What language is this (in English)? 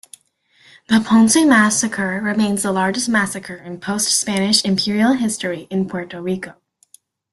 English